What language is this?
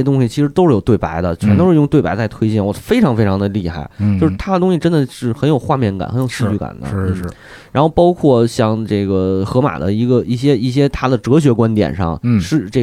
Chinese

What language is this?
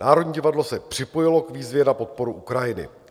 Czech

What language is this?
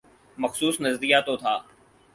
Urdu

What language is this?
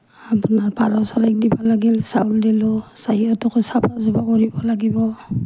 Assamese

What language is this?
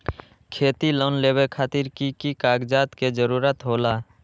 Magahi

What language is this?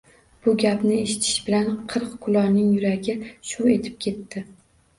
Uzbek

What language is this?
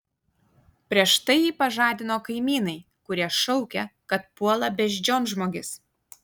Lithuanian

